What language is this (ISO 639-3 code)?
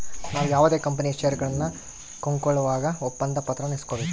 kan